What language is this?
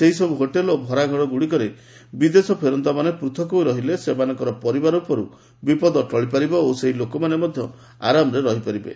Odia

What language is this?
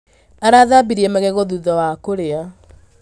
Kikuyu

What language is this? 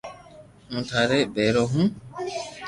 Loarki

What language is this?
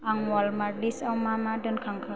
Bodo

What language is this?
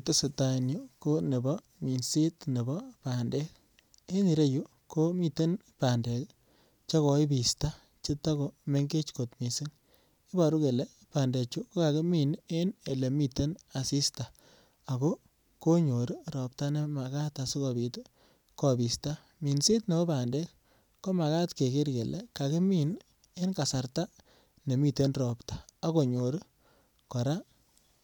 Kalenjin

